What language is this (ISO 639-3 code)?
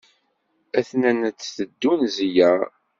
kab